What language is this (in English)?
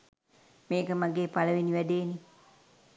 Sinhala